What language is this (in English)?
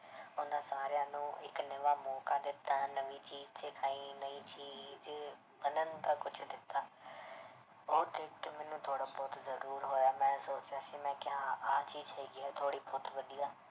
Punjabi